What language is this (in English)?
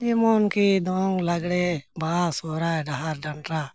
Santali